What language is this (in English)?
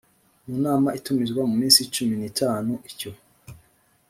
Kinyarwanda